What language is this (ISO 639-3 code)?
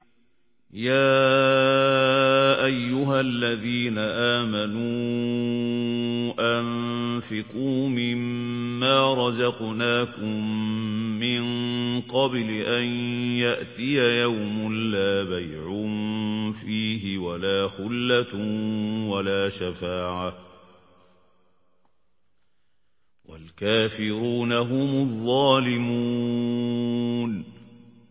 ara